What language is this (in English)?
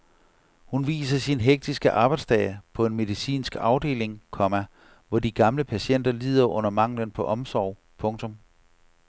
Danish